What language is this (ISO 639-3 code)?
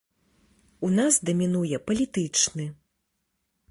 bel